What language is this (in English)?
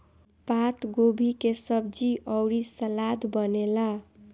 Bhojpuri